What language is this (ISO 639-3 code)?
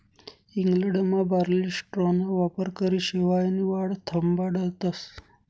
mar